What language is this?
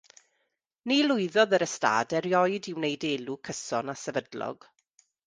Welsh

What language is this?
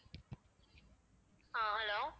Tamil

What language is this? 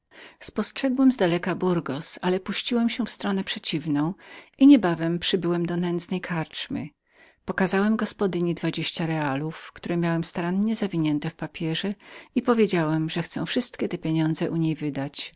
Polish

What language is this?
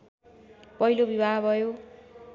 Nepali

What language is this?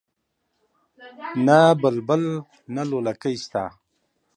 Pashto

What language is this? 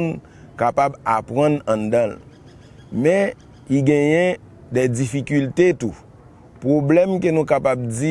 French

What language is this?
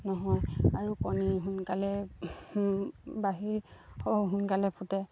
Assamese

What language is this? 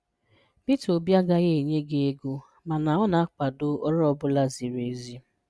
Igbo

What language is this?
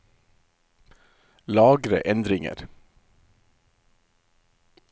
Norwegian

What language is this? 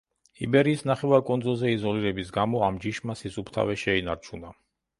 Georgian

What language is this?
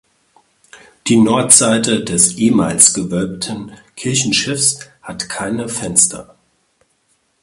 German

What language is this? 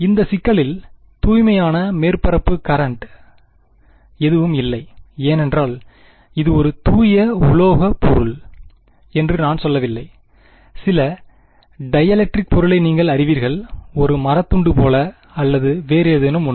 Tamil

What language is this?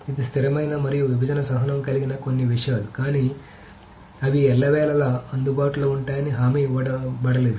Telugu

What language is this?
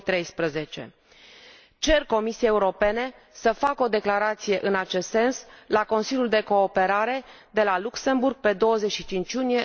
Romanian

